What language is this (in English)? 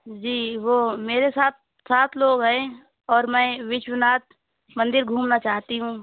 Urdu